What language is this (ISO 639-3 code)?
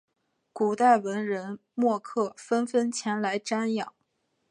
zho